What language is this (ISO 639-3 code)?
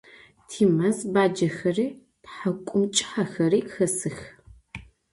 ady